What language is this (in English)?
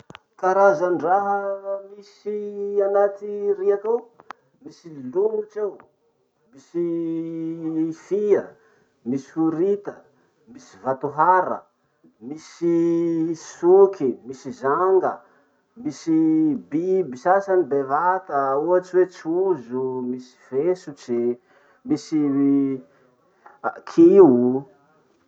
Masikoro Malagasy